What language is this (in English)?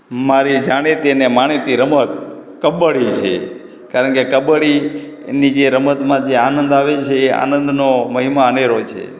Gujarati